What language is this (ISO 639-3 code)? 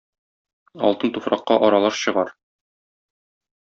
tat